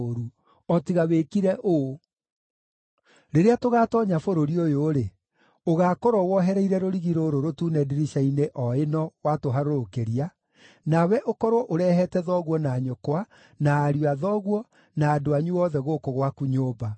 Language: Kikuyu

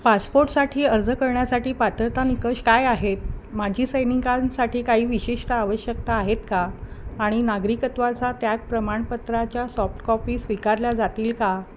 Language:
Marathi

